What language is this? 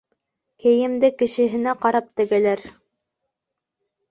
Bashkir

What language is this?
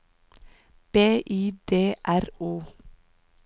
Norwegian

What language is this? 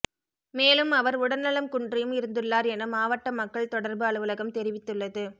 Tamil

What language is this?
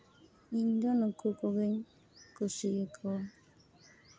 Santali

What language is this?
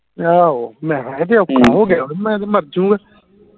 Punjabi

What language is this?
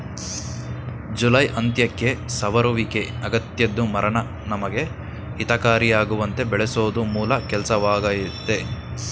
Kannada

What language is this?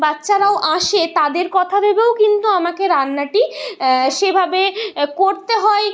Bangla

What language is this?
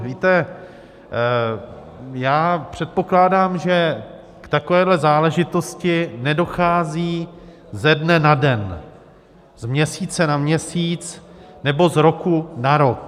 Czech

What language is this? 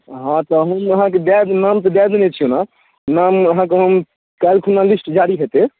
Maithili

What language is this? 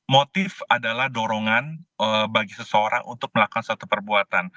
Indonesian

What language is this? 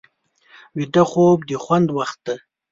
Pashto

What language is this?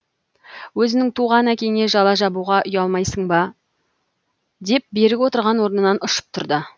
Kazakh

